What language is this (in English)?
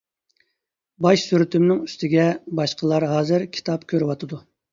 Uyghur